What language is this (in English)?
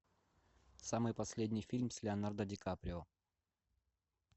Russian